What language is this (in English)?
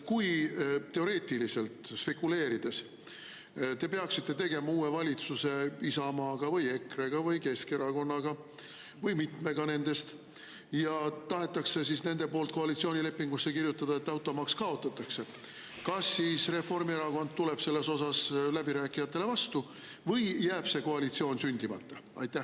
Estonian